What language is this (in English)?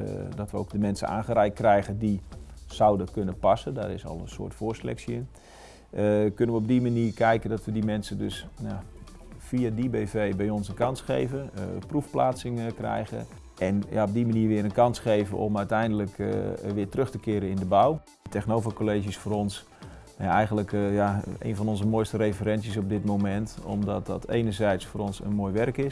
Dutch